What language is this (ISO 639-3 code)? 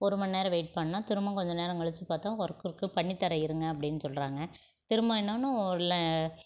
tam